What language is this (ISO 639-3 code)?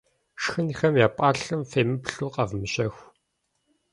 kbd